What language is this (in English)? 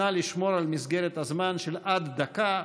Hebrew